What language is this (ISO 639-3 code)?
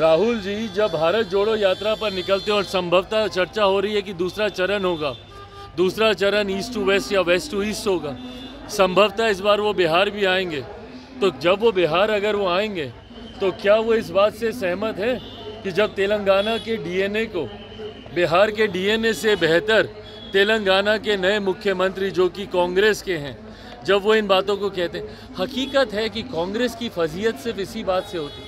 hin